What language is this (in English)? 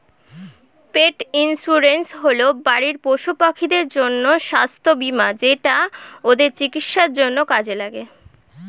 Bangla